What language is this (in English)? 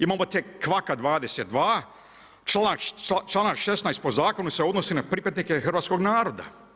Croatian